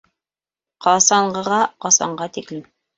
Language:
Bashkir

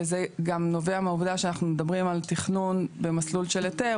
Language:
Hebrew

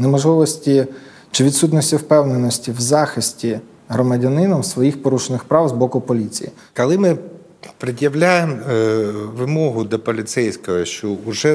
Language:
Ukrainian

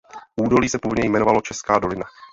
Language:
Czech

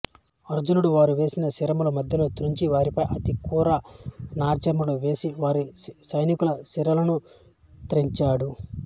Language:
Telugu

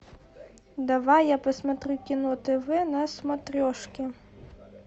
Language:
Russian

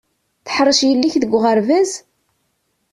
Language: Kabyle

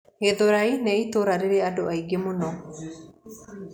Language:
Kikuyu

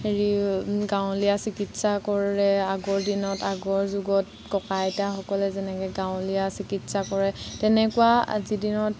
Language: Assamese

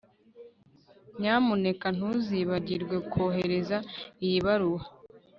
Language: Kinyarwanda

